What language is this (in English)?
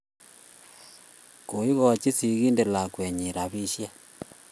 Kalenjin